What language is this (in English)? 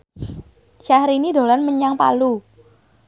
Javanese